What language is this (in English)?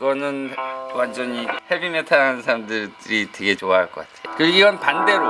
Korean